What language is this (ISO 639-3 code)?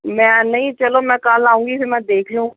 pan